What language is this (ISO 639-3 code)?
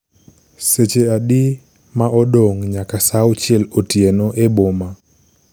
luo